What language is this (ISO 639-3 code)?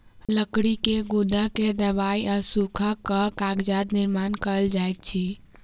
mai